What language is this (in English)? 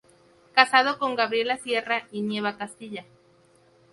Spanish